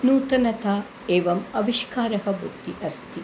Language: Sanskrit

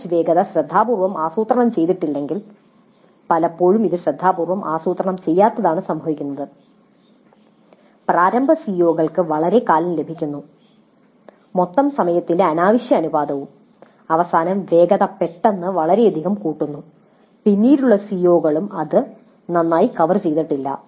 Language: Malayalam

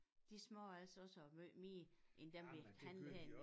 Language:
Danish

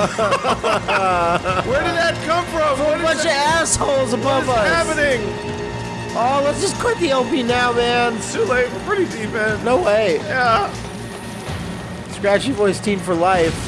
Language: English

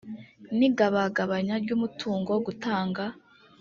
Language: Kinyarwanda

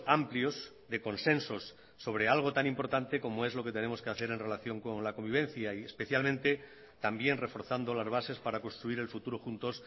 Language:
Spanish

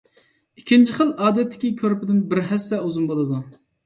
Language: Uyghur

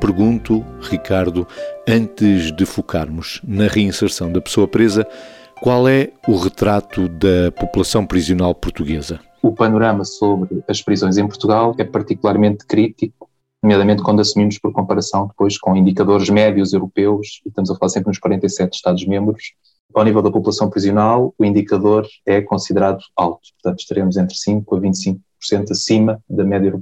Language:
Portuguese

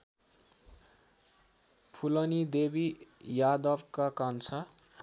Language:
Nepali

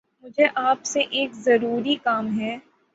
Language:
Urdu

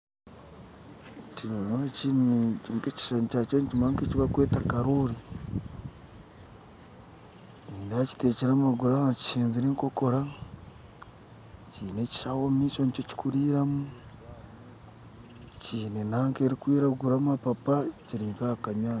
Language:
Nyankole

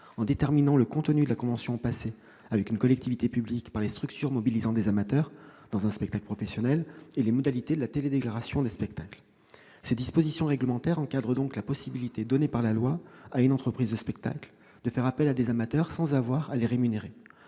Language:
French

